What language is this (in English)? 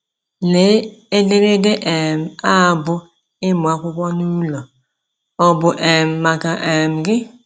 Igbo